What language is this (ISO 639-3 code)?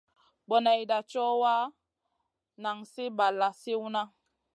mcn